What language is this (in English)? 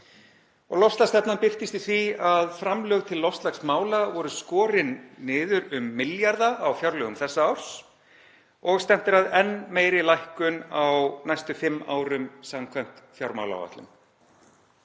Icelandic